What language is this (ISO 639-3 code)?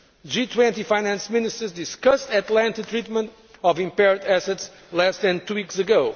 eng